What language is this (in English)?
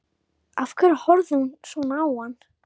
Icelandic